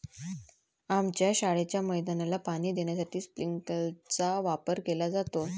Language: Marathi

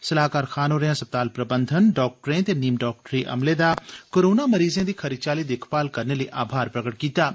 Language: Dogri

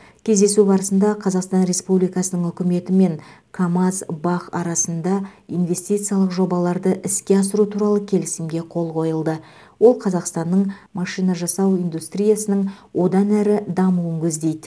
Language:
Kazakh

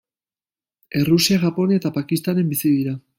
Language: Basque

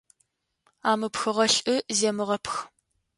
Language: Adyghe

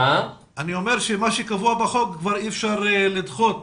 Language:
Hebrew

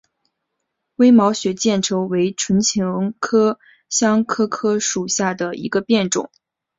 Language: Chinese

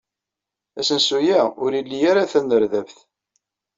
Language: Kabyle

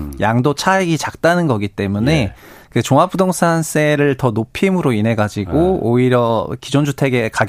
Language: Korean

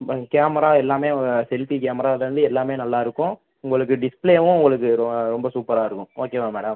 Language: Tamil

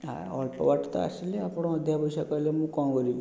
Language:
Odia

